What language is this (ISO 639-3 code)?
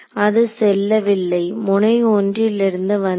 tam